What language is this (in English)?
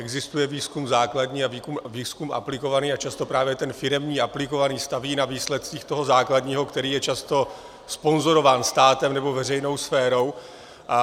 Czech